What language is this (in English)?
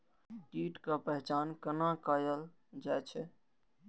Maithili